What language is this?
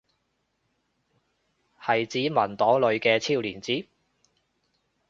Cantonese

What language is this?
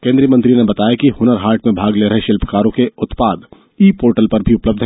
Hindi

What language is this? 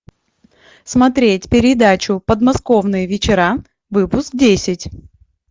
Russian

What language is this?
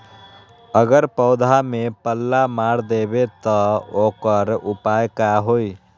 Magahi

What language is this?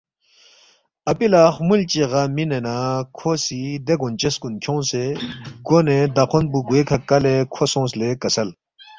Balti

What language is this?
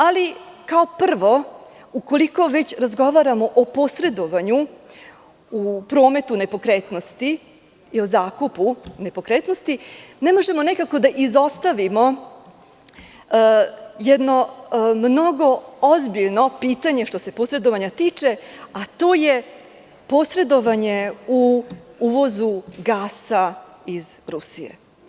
Serbian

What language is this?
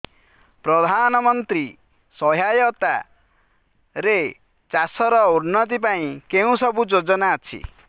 Odia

